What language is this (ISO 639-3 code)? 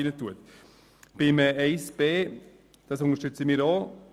gsw